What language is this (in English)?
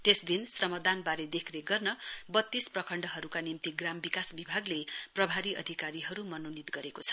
Nepali